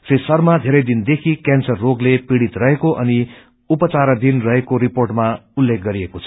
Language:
Nepali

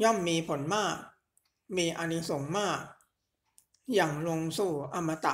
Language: Thai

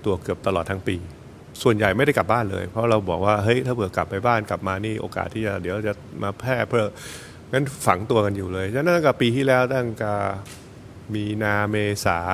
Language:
Thai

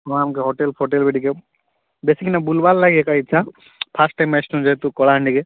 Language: Odia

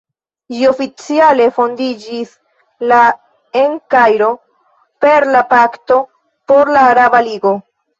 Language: Esperanto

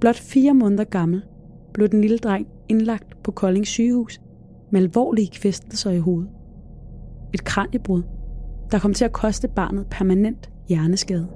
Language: Danish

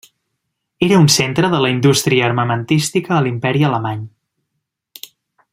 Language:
Catalan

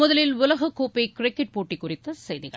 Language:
Tamil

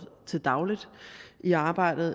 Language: Danish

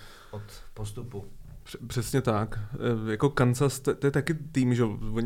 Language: Czech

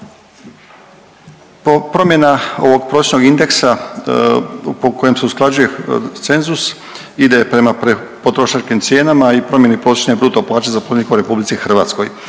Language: Croatian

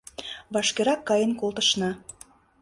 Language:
Mari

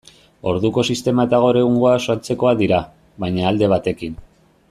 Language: Basque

